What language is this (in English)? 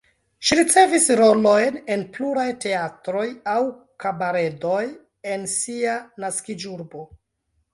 Esperanto